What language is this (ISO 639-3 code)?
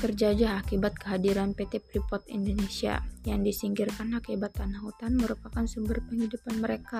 ind